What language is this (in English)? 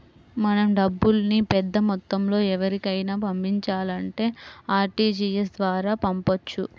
Telugu